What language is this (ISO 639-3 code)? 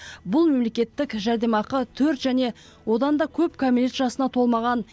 kaz